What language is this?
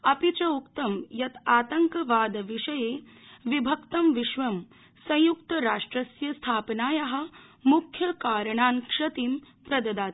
Sanskrit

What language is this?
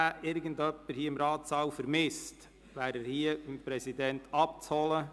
Swiss German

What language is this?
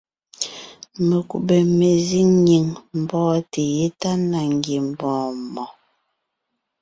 Ngiemboon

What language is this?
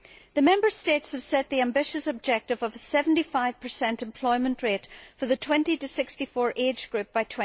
English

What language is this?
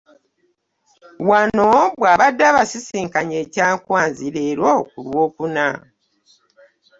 Ganda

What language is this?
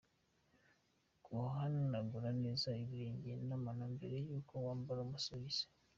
Kinyarwanda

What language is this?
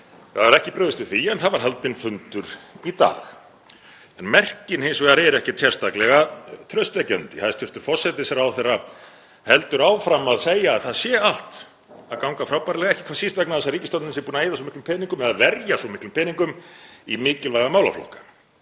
Icelandic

